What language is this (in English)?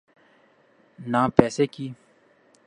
Urdu